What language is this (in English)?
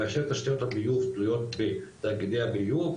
Hebrew